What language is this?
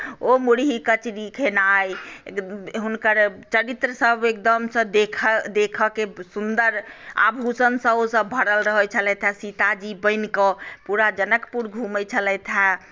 Maithili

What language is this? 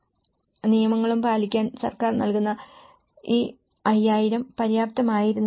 Malayalam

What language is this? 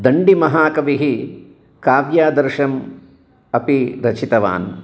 Sanskrit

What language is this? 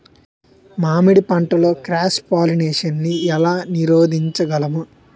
Telugu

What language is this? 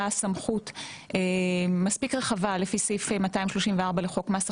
Hebrew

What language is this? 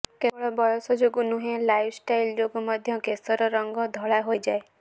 Odia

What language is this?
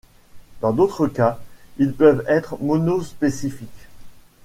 French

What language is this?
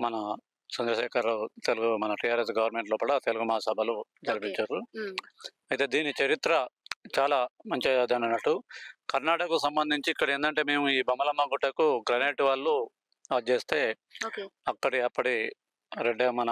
Telugu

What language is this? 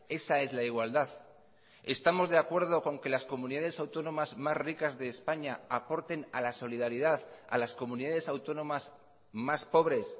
Spanish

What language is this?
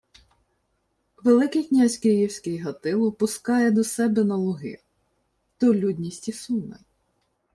Ukrainian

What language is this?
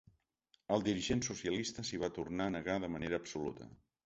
Catalan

